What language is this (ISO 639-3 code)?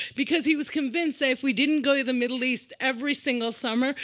eng